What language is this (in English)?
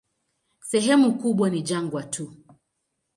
Swahili